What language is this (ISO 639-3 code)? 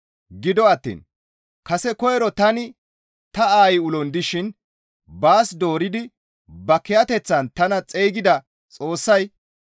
gmv